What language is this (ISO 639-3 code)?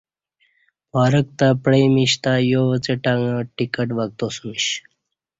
bsh